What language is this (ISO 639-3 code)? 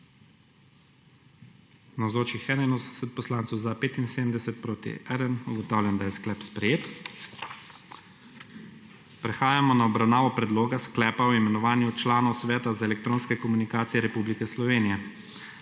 slv